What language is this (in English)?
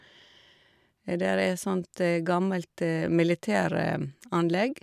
Norwegian